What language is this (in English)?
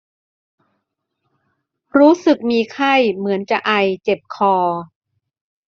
Thai